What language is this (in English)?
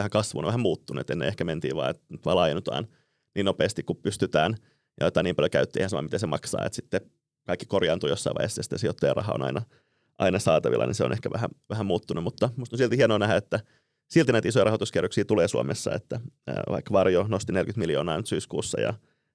Finnish